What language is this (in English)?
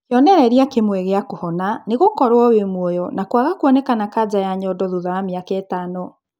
Kikuyu